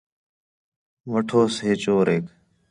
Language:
Khetrani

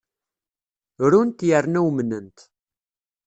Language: Kabyle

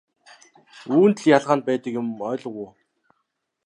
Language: Mongolian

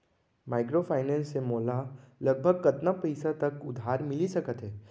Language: Chhattisgarhi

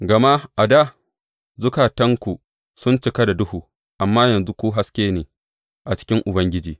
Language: Hausa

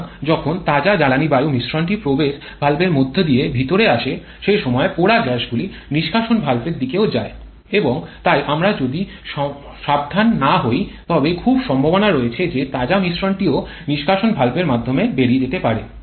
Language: Bangla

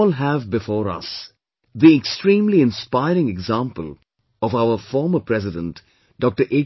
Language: English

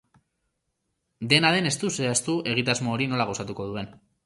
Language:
Basque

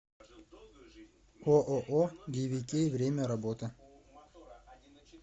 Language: Russian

